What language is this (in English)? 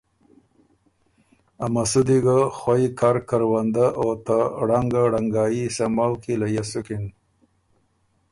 Ormuri